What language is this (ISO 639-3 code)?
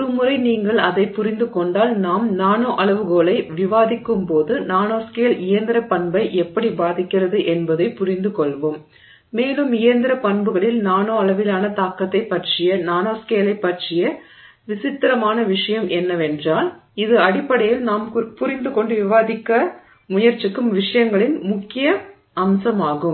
tam